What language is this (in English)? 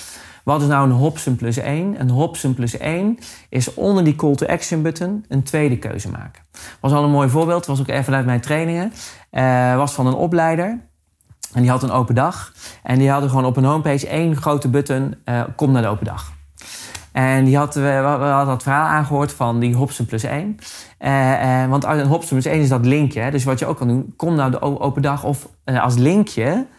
Dutch